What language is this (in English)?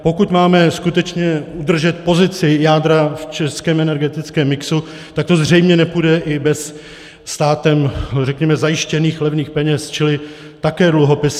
Czech